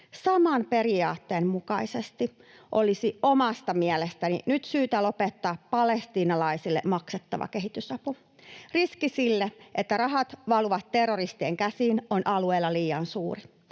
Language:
Finnish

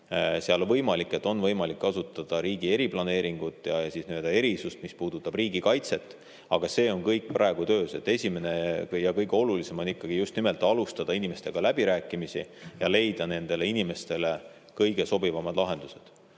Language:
Estonian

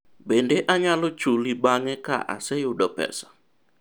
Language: Luo (Kenya and Tanzania)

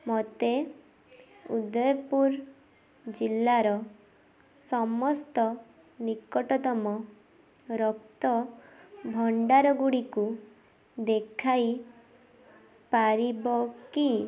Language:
Odia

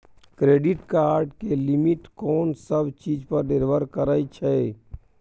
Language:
Maithili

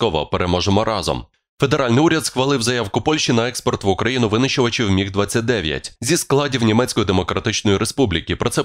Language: Ukrainian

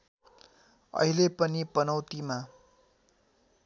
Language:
Nepali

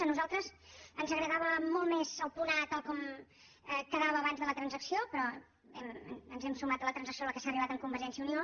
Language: Catalan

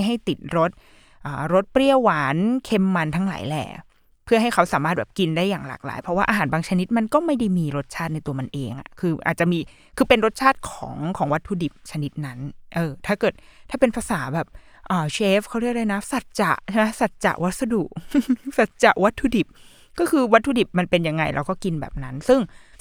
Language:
Thai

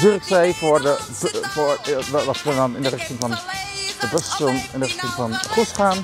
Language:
Dutch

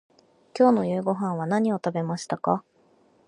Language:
Japanese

